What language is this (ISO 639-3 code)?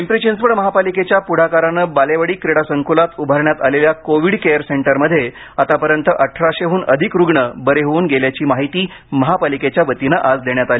mar